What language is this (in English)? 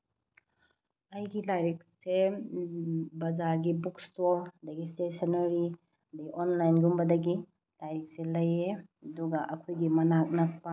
Manipuri